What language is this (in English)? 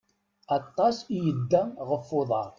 Kabyle